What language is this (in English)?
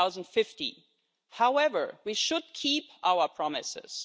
English